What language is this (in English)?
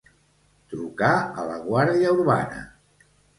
Catalan